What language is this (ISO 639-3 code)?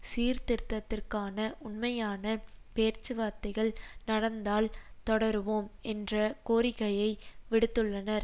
tam